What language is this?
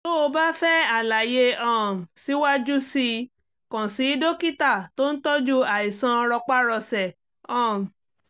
Yoruba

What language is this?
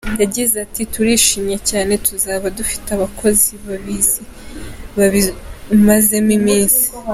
Kinyarwanda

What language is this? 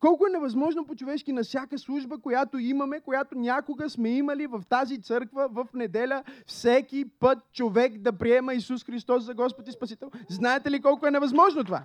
Bulgarian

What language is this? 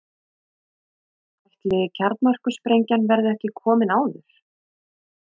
Icelandic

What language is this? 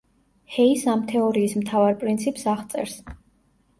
Georgian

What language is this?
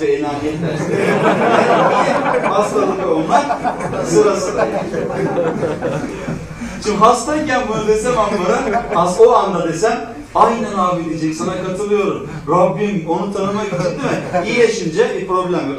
Turkish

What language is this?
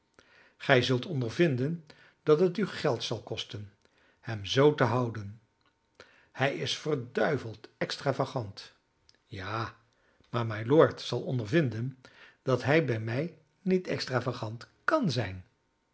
Dutch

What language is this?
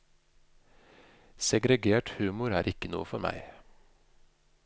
Norwegian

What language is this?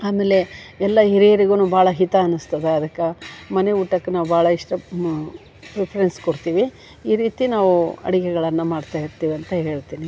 Kannada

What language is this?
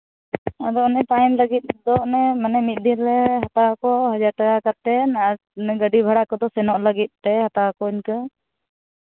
Santali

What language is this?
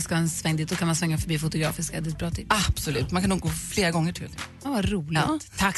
Swedish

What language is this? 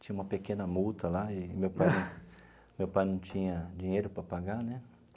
Portuguese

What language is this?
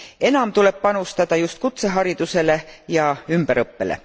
Estonian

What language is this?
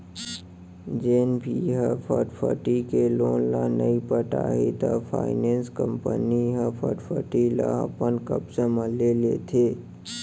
Chhattisgarhi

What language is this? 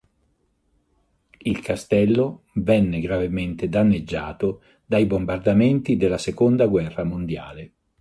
Italian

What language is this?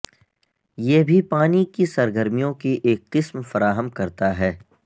Urdu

